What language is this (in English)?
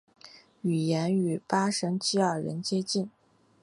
Chinese